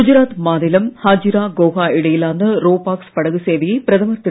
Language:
Tamil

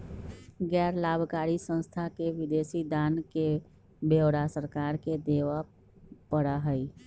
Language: Magahi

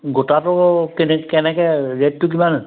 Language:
Assamese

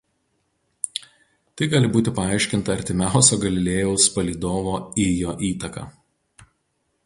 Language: Lithuanian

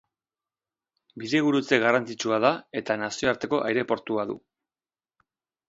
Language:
Basque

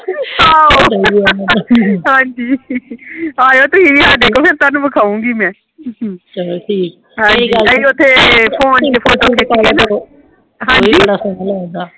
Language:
Punjabi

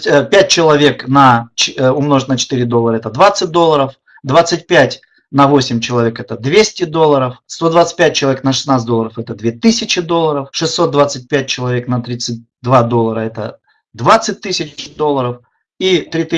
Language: Russian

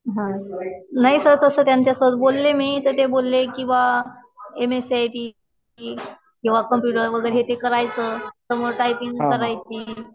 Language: Marathi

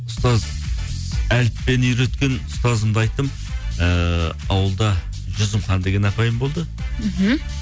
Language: Kazakh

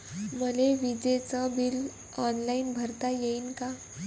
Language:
Marathi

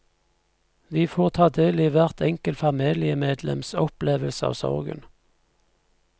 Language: Norwegian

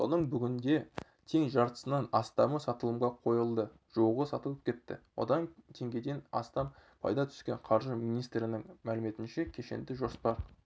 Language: Kazakh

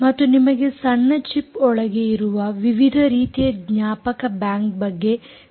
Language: Kannada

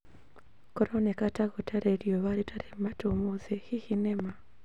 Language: Kikuyu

